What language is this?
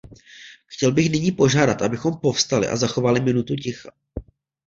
Czech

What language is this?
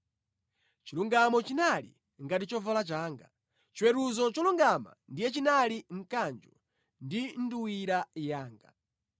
Nyanja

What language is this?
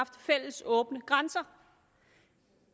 Danish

